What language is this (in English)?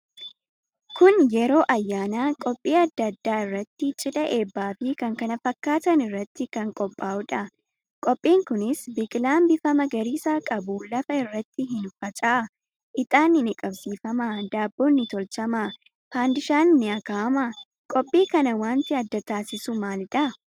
Oromo